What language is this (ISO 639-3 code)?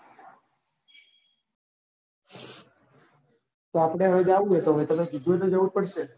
guj